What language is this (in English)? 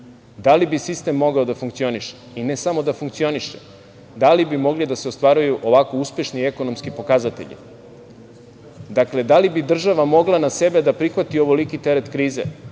Serbian